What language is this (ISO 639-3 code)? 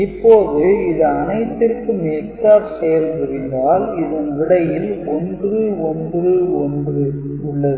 tam